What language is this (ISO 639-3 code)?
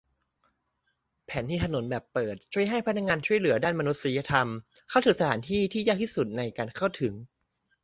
tha